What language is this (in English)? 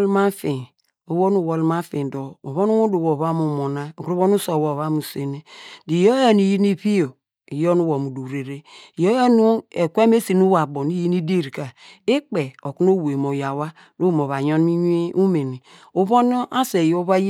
Degema